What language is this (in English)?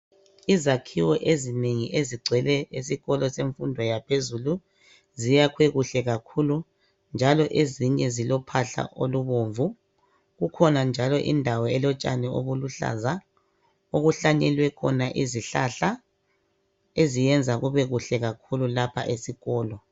North Ndebele